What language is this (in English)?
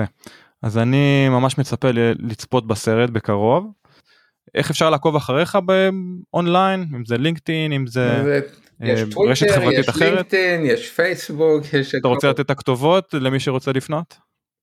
Hebrew